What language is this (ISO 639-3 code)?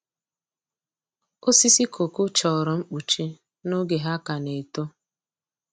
ibo